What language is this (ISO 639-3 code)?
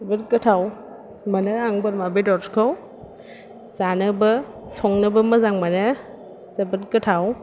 brx